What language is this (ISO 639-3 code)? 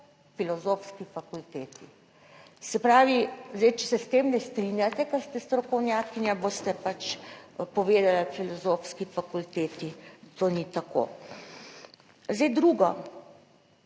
slv